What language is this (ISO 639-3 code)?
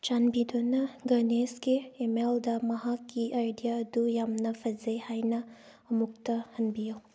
mni